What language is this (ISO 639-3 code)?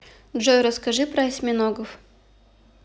rus